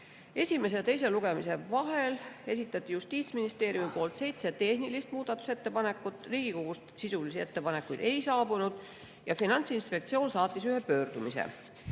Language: Estonian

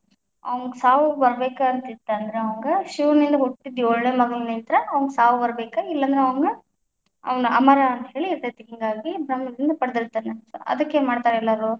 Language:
Kannada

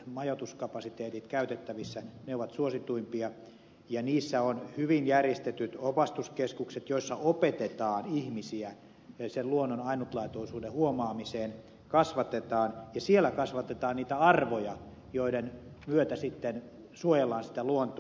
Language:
Finnish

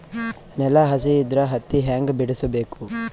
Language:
Kannada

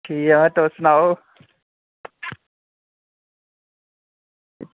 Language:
Dogri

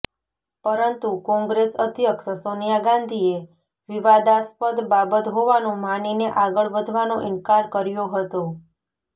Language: Gujarati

